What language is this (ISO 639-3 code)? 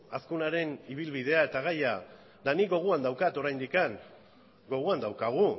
eus